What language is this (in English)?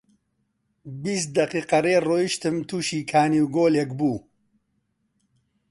Central Kurdish